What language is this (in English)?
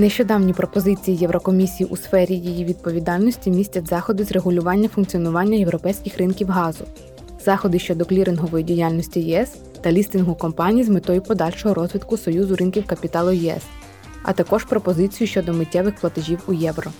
Ukrainian